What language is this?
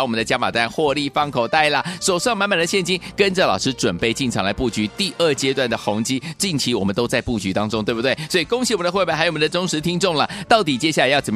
Chinese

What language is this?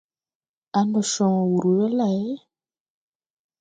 Tupuri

